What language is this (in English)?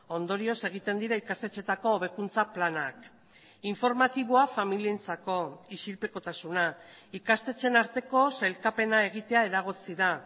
Basque